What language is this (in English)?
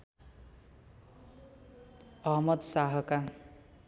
Nepali